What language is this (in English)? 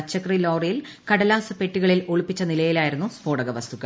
Malayalam